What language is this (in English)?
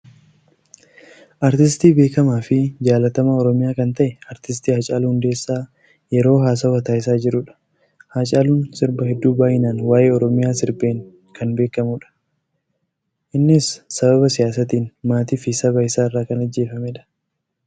Oromo